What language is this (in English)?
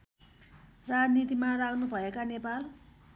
Nepali